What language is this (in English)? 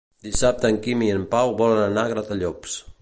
Catalan